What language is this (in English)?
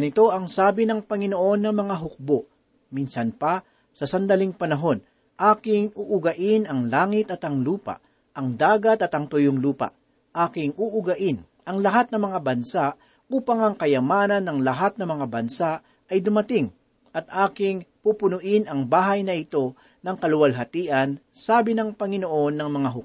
Filipino